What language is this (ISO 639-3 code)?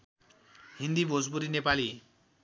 nep